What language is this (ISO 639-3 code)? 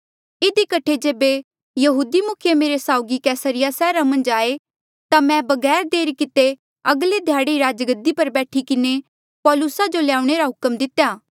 mjl